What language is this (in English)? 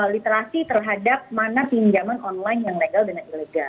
Indonesian